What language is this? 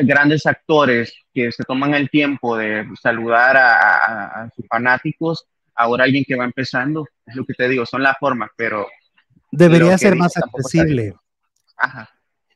Spanish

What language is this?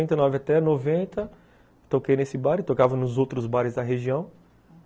Portuguese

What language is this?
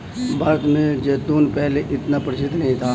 Hindi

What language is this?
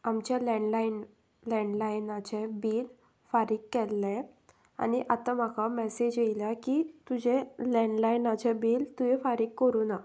Konkani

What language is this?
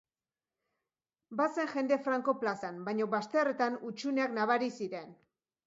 Basque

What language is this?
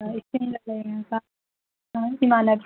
Manipuri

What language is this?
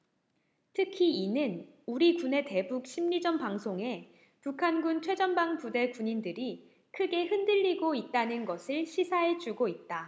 Korean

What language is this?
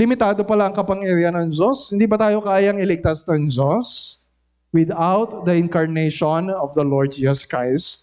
Filipino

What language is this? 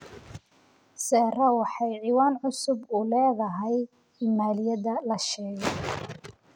Somali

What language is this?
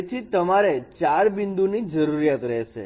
Gujarati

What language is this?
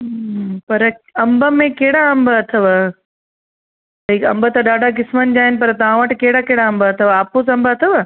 Sindhi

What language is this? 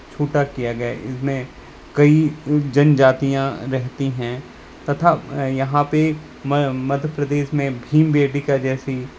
Hindi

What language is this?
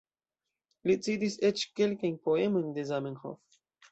Esperanto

